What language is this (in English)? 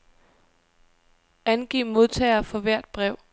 Danish